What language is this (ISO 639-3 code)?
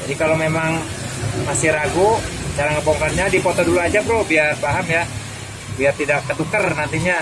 ind